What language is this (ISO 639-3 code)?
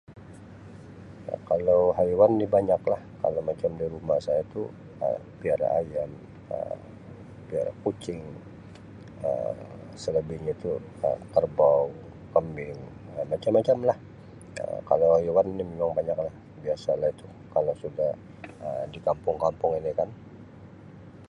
msi